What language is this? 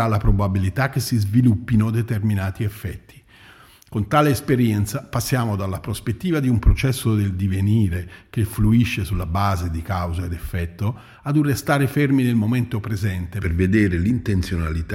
Italian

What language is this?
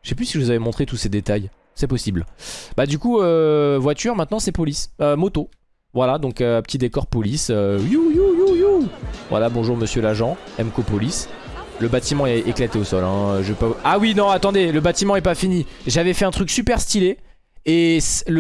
French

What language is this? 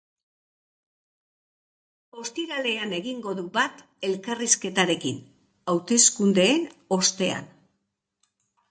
Basque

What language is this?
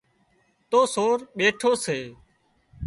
Wadiyara Koli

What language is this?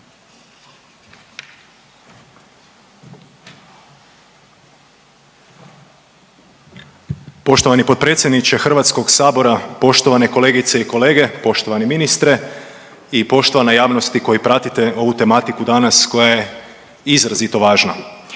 Croatian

